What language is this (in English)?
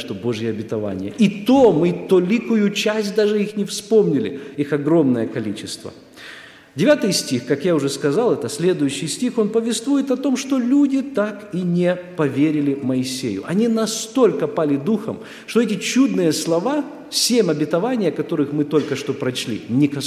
Russian